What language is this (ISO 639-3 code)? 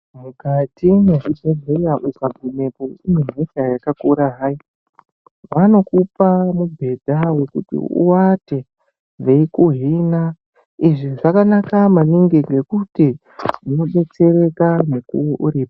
ndc